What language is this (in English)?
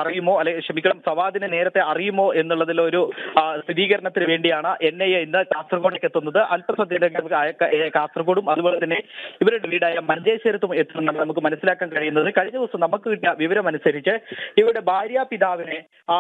Malayalam